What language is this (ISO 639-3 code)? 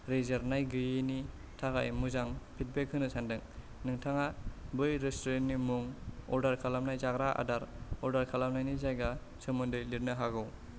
brx